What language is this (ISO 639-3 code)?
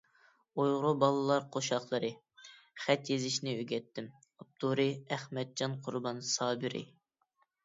uig